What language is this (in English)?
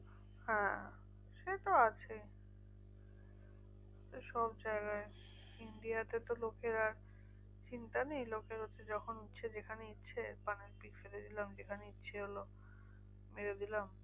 Bangla